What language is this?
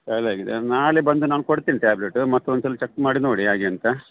Kannada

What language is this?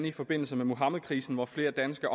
Danish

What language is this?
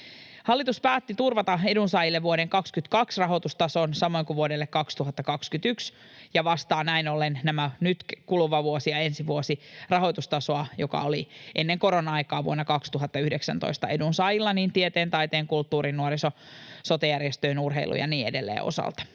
Finnish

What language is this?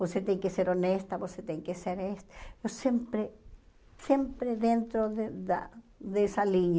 Portuguese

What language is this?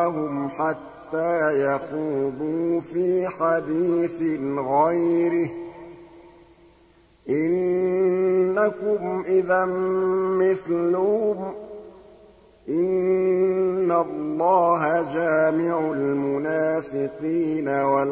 Arabic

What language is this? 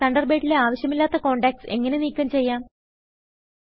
Malayalam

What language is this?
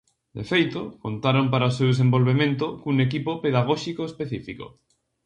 Galician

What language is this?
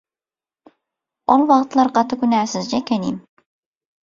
Turkmen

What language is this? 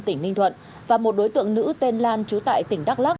Vietnamese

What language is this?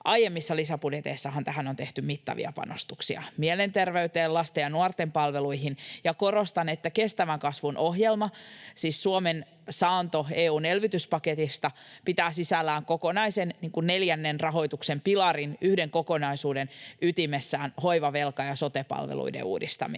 Finnish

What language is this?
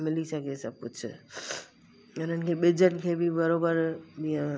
Sindhi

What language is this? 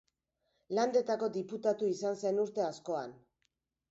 Basque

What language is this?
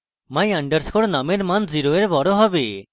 Bangla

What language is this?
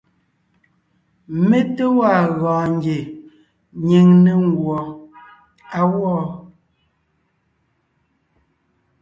Ngiemboon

